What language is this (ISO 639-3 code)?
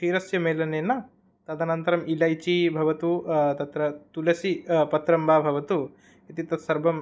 san